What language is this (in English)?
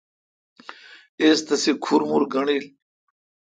Kalkoti